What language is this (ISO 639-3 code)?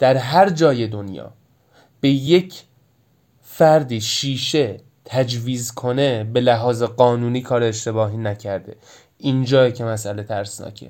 fas